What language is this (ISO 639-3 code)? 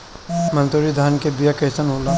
bho